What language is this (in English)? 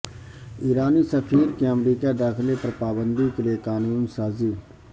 Urdu